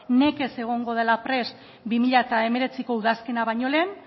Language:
Basque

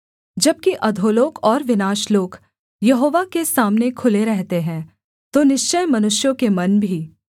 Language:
Hindi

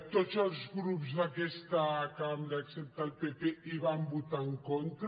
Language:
Catalan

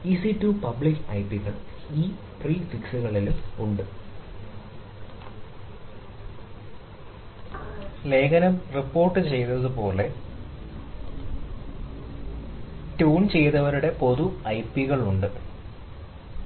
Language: Malayalam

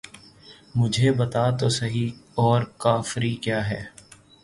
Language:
Urdu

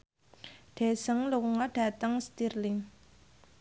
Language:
Javanese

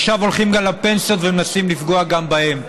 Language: Hebrew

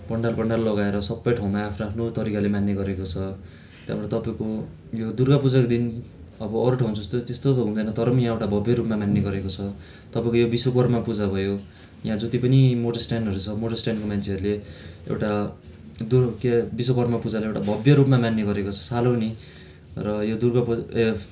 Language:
Nepali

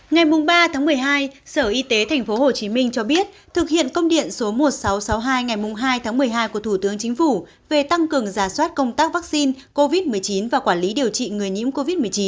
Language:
Vietnamese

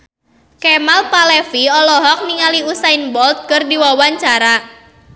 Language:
Sundanese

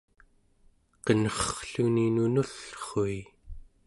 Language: Central Yupik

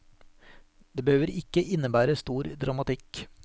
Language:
Norwegian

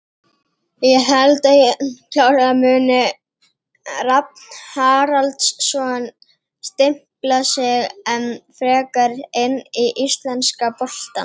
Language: Icelandic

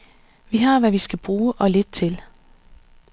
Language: Danish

